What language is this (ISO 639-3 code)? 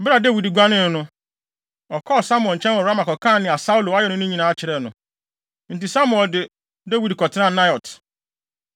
aka